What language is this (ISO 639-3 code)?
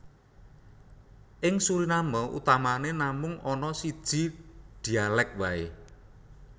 jav